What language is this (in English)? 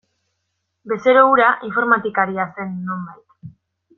Basque